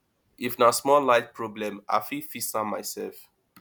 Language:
Nigerian Pidgin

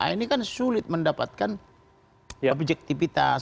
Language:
Indonesian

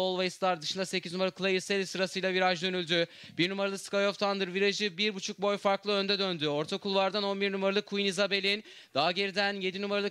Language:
Turkish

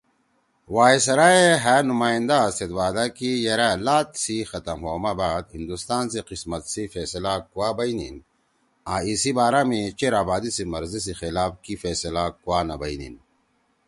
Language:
Torwali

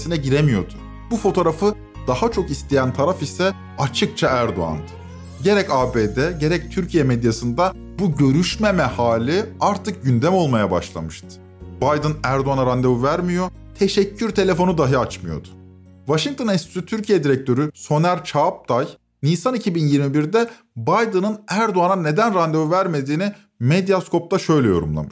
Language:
Turkish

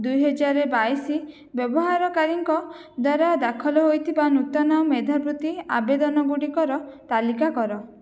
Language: Odia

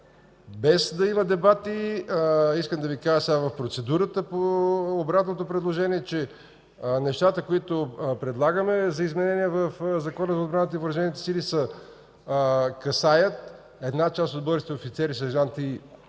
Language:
Bulgarian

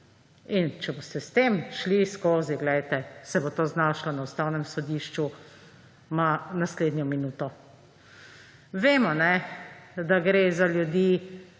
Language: Slovenian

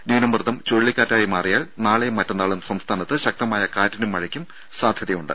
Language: Malayalam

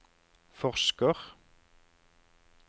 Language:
Norwegian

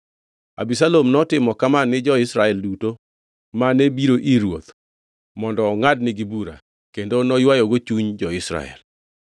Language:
Luo (Kenya and Tanzania)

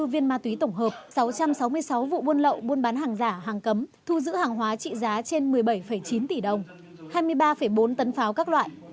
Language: Vietnamese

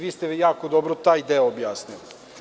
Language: Serbian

